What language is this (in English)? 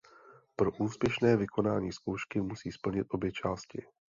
Czech